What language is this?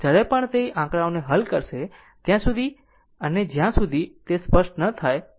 Gujarati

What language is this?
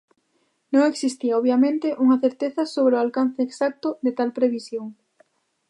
Galician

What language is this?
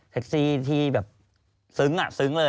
Thai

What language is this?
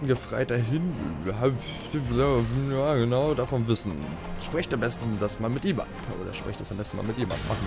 German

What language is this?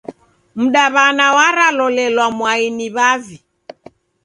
Taita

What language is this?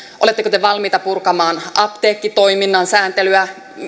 Finnish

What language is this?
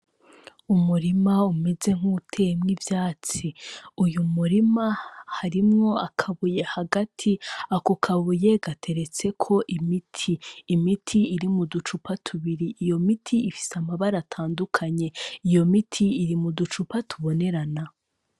Rundi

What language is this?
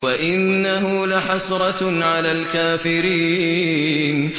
Arabic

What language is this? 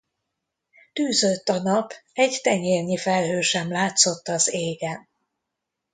Hungarian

